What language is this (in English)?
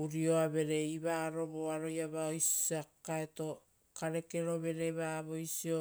Rotokas